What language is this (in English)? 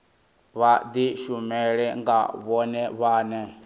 Venda